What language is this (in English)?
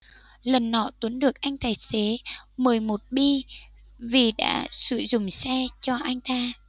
Vietnamese